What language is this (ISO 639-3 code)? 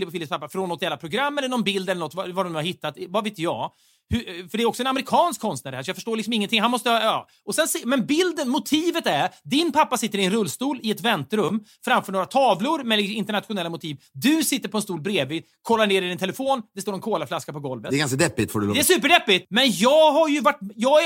swe